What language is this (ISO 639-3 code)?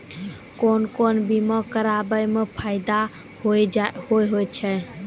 mai